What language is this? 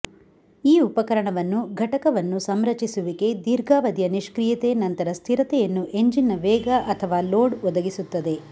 Kannada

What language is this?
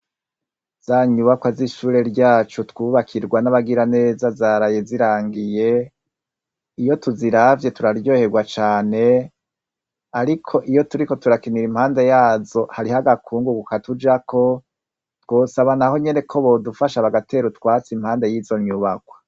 Rundi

